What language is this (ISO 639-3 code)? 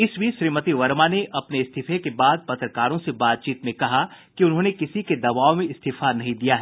hin